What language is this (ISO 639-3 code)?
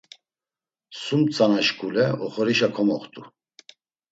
lzz